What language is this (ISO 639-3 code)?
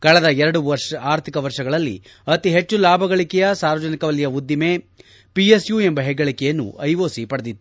kan